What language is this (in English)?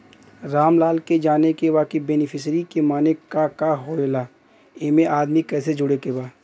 Bhojpuri